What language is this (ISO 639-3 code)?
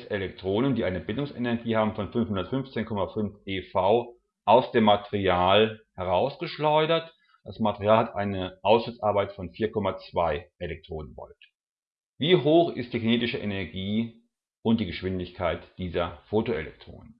deu